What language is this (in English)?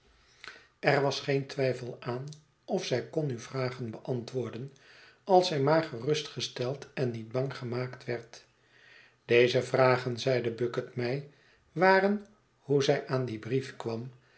Dutch